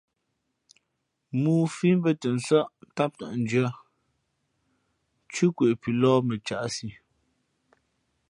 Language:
Fe'fe'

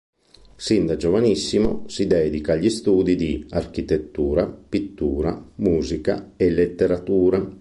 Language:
Italian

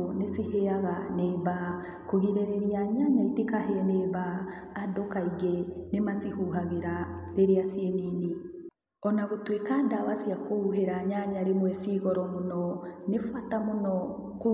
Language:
Kikuyu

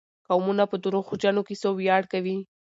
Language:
Pashto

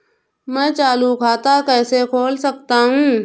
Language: Hindi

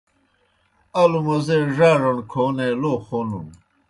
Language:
Kohistani Shina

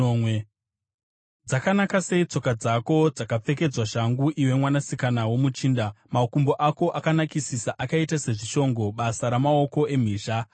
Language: Shona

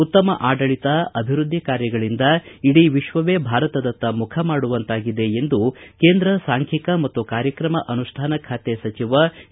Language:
Kannada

